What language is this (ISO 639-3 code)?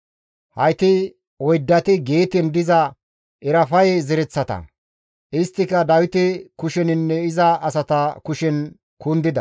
gmv